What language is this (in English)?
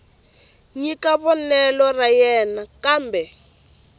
Tsonga